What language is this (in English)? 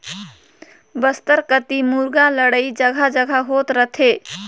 Chhattisgarhi